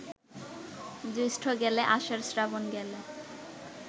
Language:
Bangla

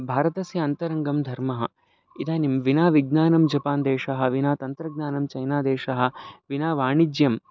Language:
Sanskrit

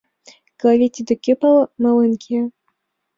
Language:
Mari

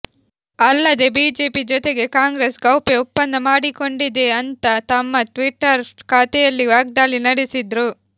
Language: Kannada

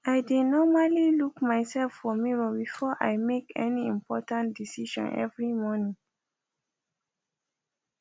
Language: Nigerian Pidgin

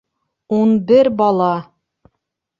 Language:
Bashkir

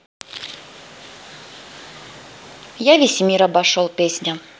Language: Russian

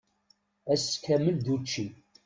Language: Kabyle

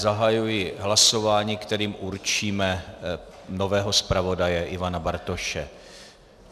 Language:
Czech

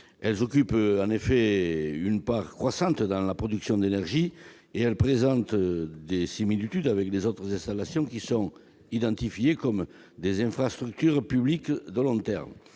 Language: French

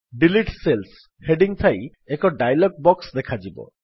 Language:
Odia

